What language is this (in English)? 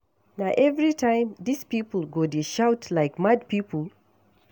Nigerian Pidgin